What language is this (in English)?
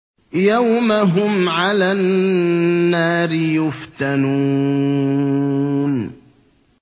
Arabic